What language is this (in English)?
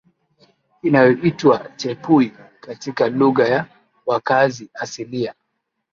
Swahili